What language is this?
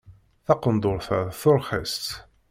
Kabyle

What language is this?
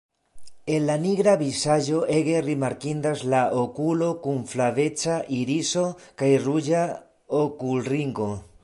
Esperanto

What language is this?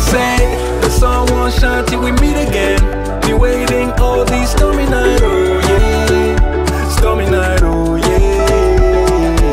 Romanian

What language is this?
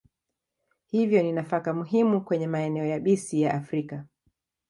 Swahili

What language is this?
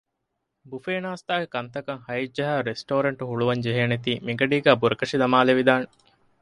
Divehi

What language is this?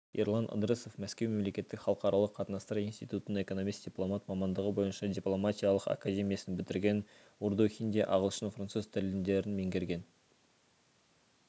Kazakh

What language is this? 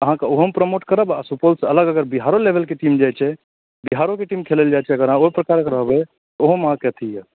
Maithili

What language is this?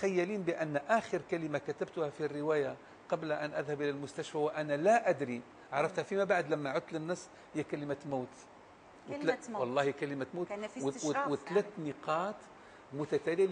Arabic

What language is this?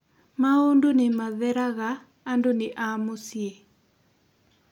Kikuyu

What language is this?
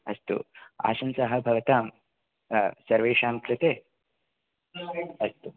Sanskrit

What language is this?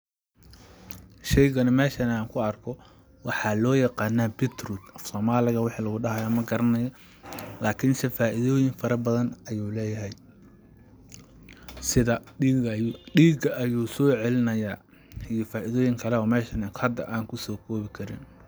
Somali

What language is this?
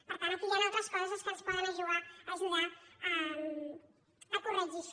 Catalan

